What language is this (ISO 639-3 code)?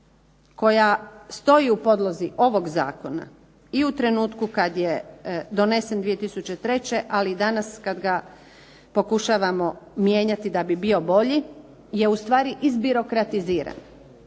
hrv